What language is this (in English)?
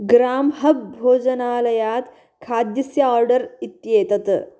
Sanskrit